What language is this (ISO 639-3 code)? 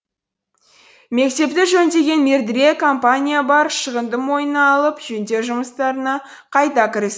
kaz